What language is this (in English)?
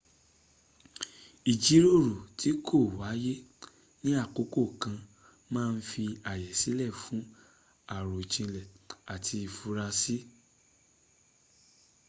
Yoruba